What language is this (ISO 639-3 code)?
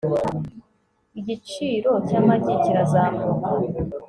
kin